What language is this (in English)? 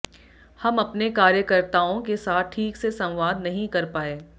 Hindi